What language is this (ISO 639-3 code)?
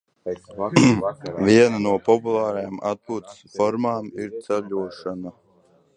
lav